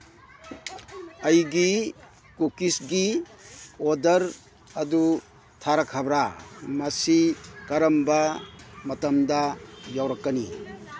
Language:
Manipuri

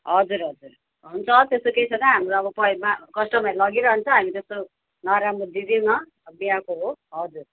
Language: Nepali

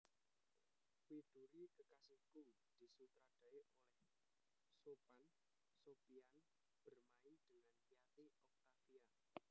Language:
Javanese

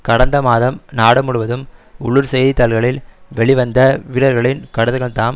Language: Tamil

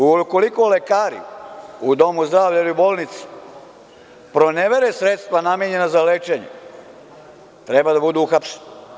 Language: Serbian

